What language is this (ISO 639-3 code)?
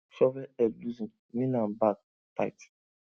pcm